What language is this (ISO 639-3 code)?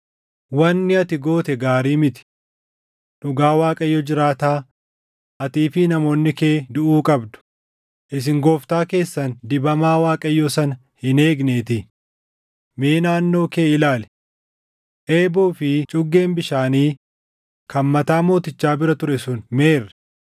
orm